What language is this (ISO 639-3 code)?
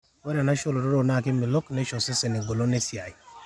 mas